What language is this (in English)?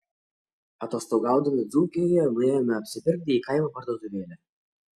Lithuanian